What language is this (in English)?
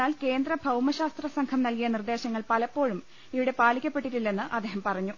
Malayalam